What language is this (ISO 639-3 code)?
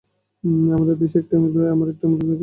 ben